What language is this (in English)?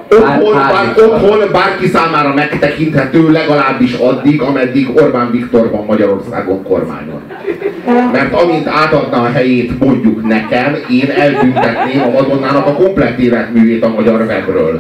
Hungarian